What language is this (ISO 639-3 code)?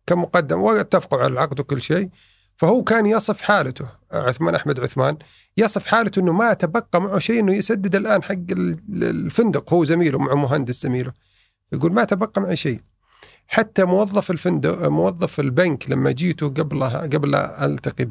ara